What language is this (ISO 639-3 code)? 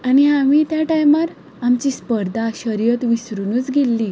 kok